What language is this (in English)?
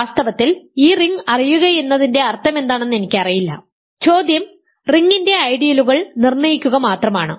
Malayalam